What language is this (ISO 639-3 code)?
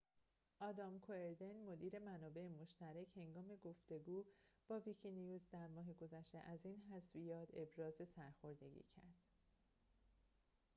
fas